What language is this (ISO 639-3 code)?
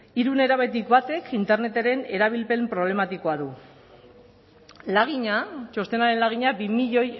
eus